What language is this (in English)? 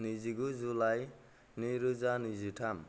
Bodo